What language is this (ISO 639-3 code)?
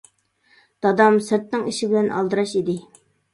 uig